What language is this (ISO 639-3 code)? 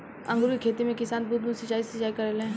bho